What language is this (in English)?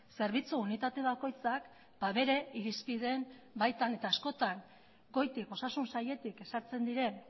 Basque